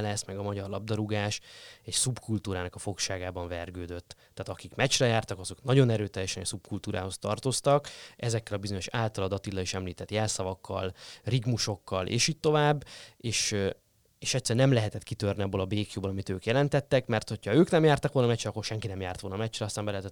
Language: Hungarian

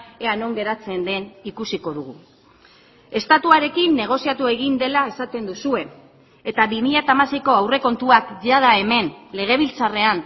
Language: Basque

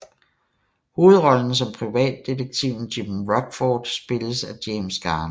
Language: Danish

